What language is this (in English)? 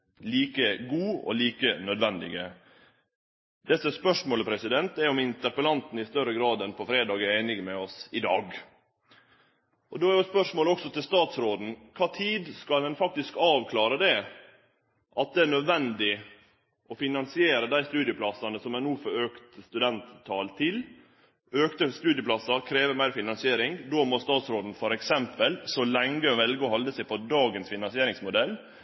Norwegian Nynorsk